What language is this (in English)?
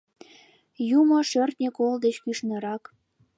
Mari